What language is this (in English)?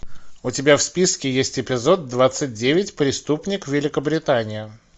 Russian